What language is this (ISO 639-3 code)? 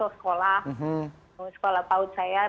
ind